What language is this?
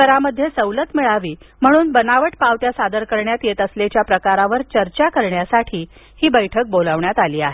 Marathi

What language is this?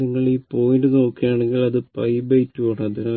Malayalam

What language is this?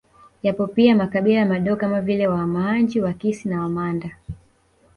Swahili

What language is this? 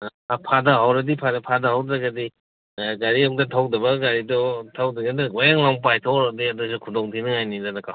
Manipuri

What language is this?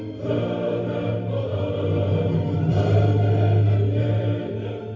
Kazakh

